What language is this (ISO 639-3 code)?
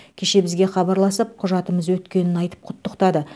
kaz